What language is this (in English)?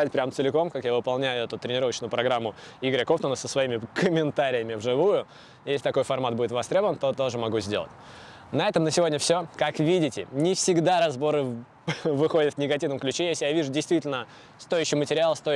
Russian